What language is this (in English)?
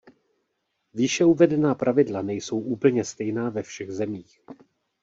Czech